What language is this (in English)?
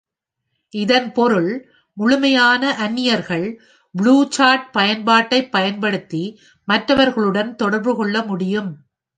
Tamil